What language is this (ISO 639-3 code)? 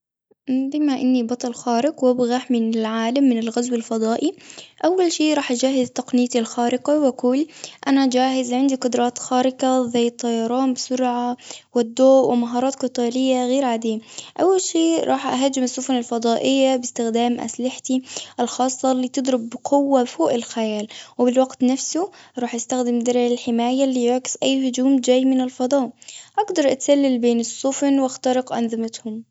afb